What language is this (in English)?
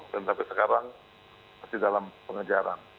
Indonesian